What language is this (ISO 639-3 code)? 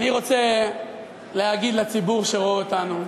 heb